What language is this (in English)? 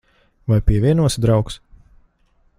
Latvian